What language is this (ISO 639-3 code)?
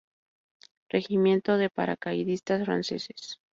spa